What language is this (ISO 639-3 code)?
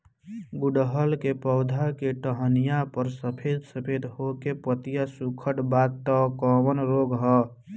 bho